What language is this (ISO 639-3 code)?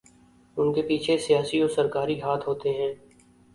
urd